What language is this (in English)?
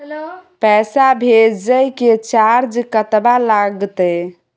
Maithili